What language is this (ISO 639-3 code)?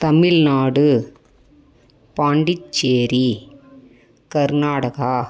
tam